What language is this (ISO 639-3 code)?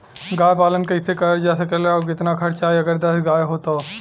bho